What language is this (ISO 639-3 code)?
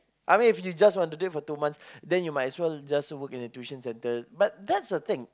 eng